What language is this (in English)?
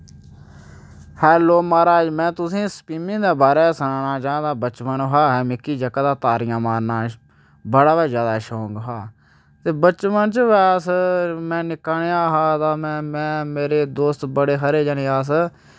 Dogri